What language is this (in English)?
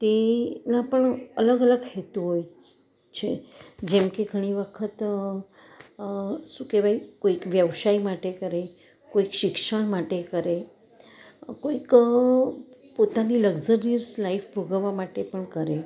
Gujarati